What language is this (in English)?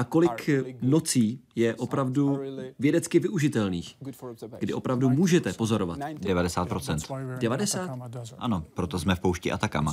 Czech